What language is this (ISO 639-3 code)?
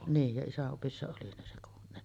fin